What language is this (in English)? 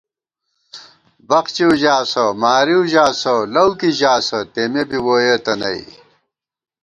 Gawar-Bati